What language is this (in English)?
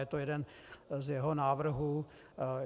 Czech